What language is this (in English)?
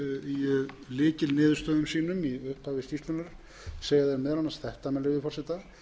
Icelandic